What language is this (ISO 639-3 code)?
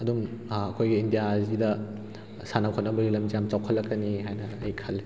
mni